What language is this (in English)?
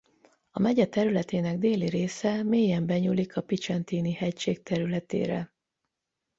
Hungarian